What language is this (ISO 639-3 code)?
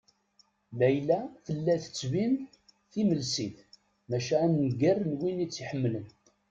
kab